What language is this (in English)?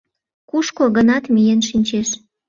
Mari